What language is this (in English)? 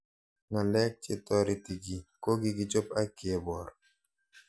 Kalenjin